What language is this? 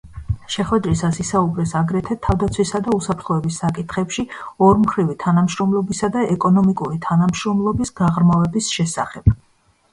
Georgian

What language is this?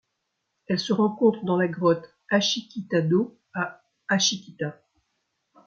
French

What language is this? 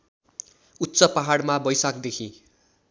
Nepali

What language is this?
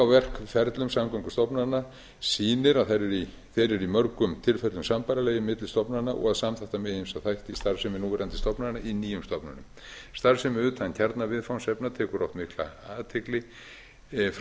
Icelandic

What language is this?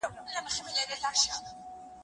Pashto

